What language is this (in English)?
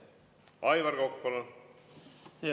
Estonian